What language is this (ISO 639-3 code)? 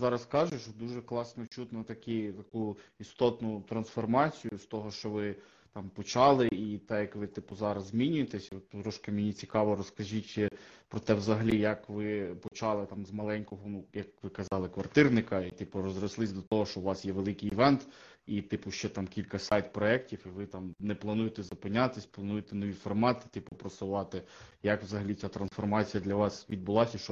ukr